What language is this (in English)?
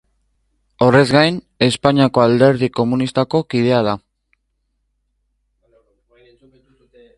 Basque